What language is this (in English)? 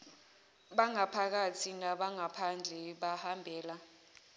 Zulu